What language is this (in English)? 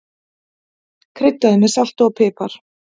Icelandic